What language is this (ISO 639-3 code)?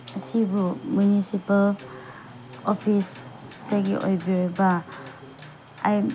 mni